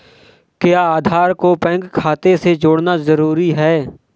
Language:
Hindi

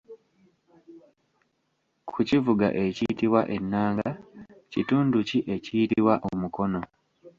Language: Ganda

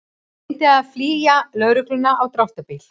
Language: Icelandic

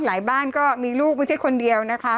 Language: Thai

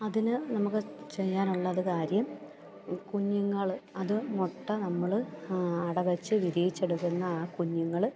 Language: Malayalam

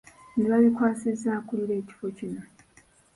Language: Ganda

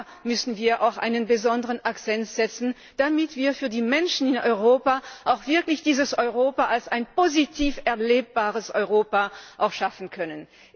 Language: German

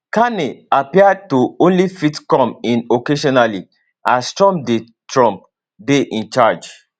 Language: Nigerian Pidgin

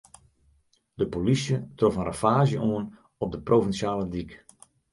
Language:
Western Frisian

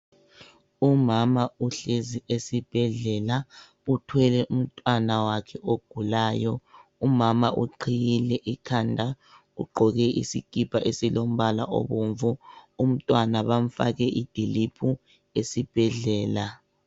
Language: North Ndebele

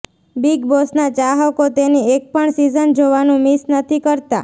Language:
Gujarati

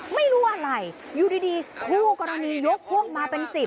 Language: Thai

